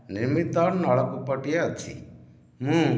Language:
Odia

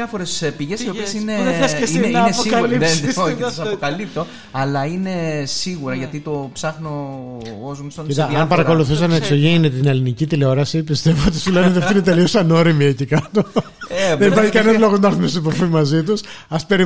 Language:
Greek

